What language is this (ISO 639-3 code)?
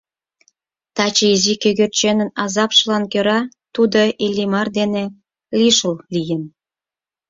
chm